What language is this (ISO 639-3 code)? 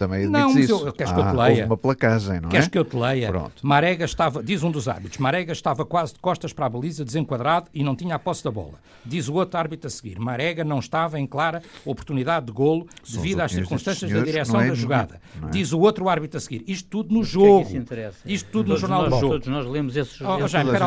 por